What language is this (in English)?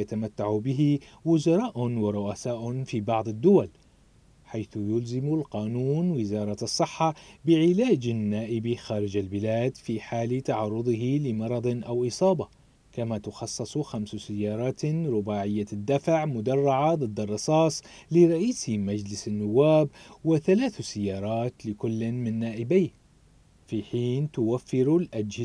Arabic